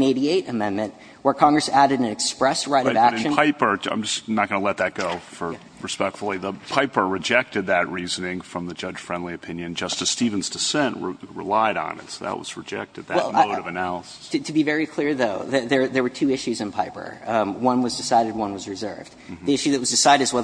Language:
English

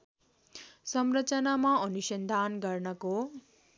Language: Nepali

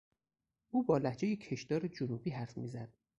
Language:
Persian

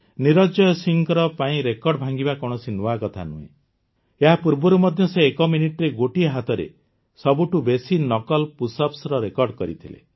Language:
Odia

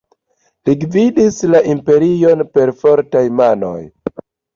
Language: Esperanto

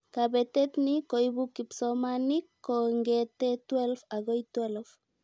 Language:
Kalenjin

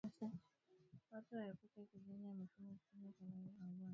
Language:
Swahili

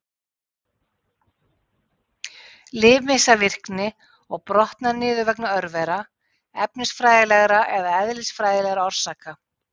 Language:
Icelandic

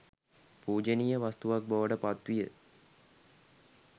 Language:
Sinhala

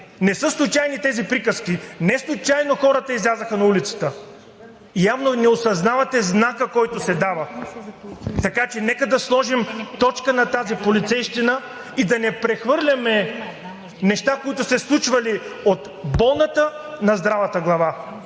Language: Bulgarian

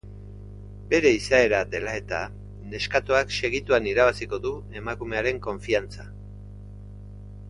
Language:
Basque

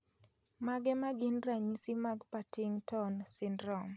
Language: Luo (Kenya and Tanzania)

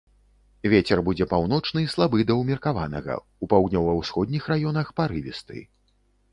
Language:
Belarusian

